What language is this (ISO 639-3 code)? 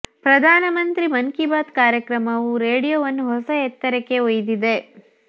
kan